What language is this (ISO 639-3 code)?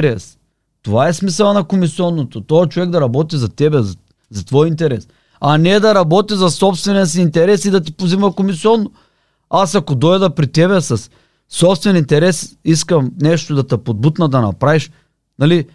bul